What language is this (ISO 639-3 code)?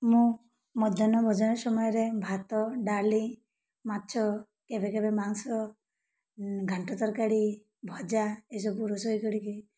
ori